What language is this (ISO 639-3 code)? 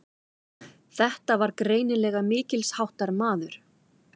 isl